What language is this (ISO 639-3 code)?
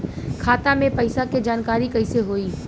bho